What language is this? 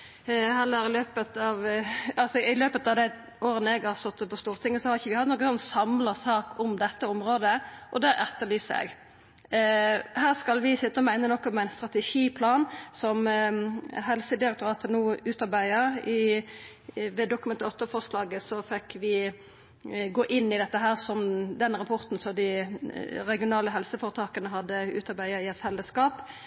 Norwegian Nynorsk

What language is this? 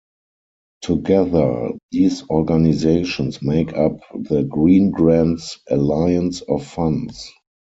English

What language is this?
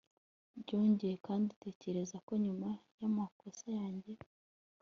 Kinyarwanda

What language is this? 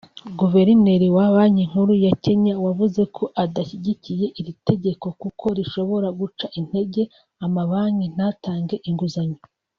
Kinyarwanda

